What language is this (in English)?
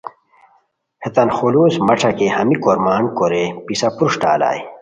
Khowar